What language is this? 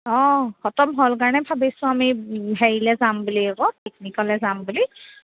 Assamese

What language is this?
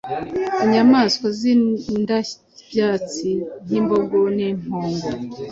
Kinyarwanda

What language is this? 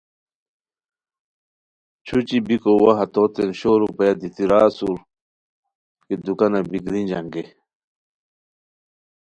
Khowar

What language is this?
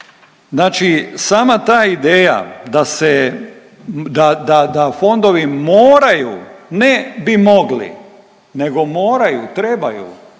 Croatian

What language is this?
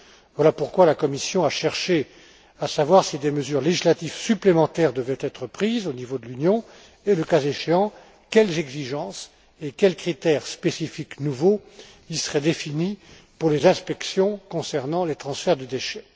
French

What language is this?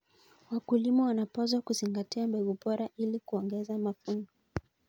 Kalenjin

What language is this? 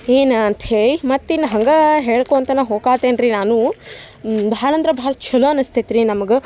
Kannada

